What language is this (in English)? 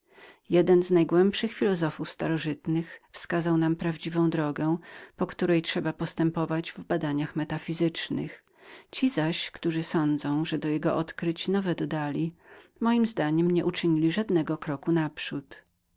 Polish